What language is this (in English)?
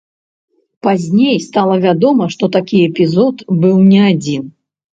Belarusian